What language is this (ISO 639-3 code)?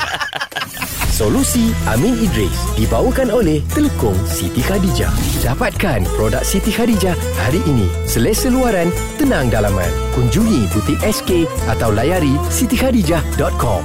msa